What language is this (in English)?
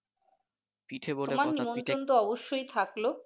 Bangla